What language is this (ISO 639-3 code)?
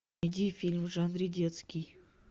rus